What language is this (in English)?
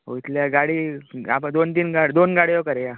Konkani